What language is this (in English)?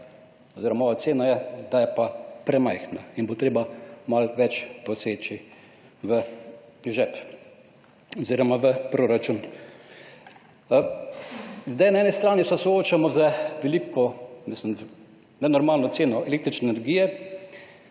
Slovenian